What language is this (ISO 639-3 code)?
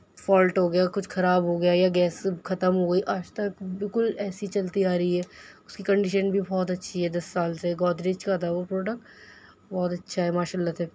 urd